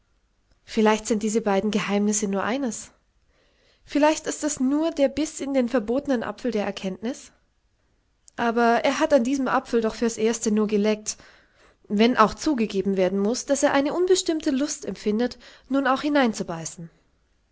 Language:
German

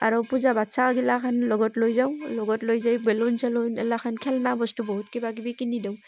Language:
Assamese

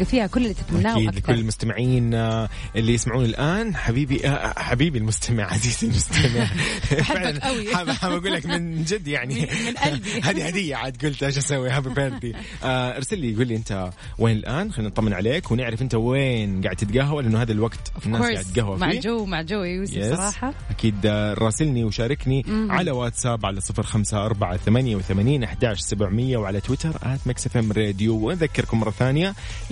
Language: Arabic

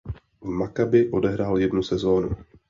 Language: Czech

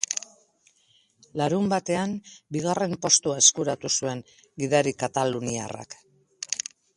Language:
Basque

